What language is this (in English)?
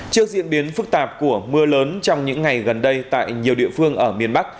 Vietnamese